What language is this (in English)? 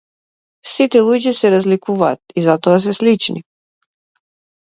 Macedonian